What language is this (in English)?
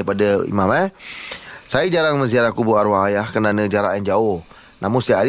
Malay